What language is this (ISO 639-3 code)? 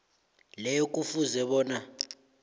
nbl